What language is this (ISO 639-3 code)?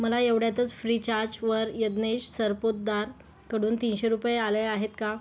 mar